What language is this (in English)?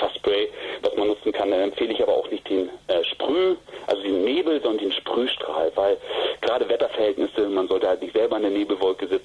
German